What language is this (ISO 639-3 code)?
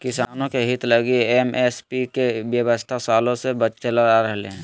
mag